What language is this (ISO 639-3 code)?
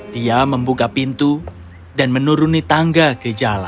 ind